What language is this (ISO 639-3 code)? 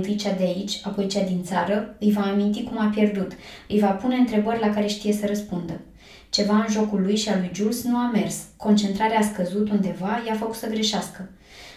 ron